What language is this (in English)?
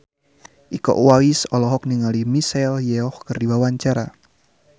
Sundanese